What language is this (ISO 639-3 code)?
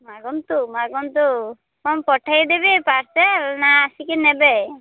ori